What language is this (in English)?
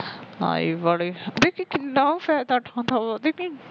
Punjabi